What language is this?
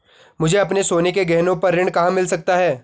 Hindi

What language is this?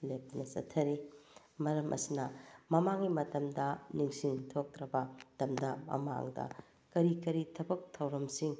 Manipuri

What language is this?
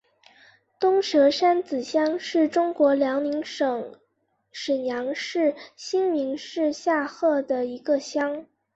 Chinese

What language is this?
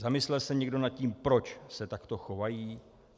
Czech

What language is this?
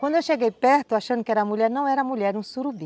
Portuguese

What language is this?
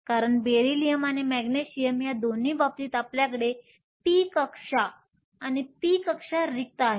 Marathi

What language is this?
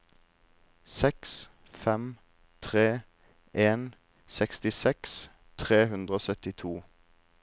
Norwegian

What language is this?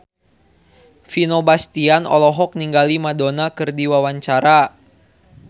Sundanese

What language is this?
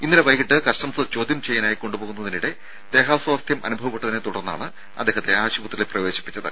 Malayalam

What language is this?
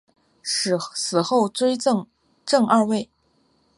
Chinese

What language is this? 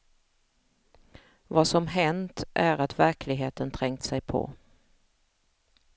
Swedish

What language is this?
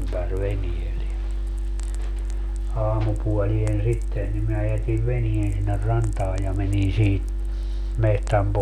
Finnish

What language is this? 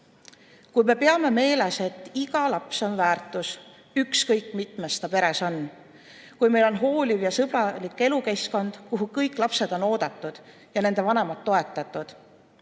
Estonian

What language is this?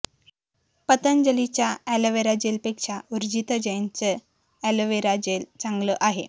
Marathi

